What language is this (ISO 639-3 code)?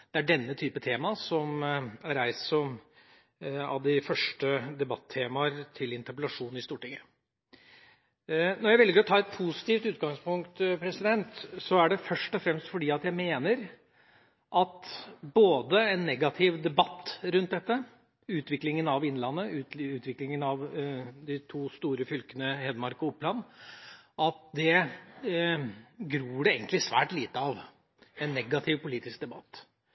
nob